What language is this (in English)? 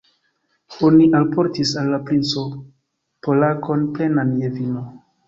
Esperanto